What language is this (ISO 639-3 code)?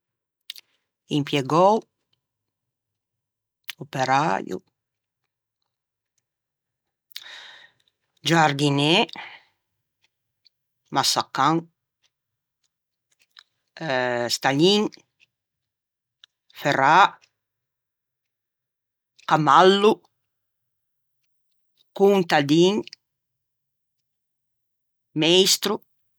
lij